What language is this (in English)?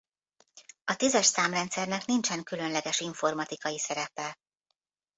Hungarian